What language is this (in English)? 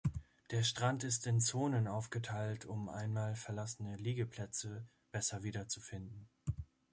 German